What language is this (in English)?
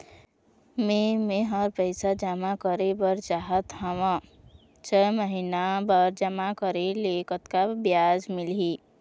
Chhattisgarhi